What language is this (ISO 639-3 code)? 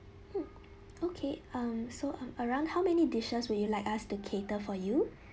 eng